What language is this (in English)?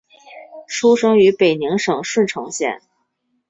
Chinese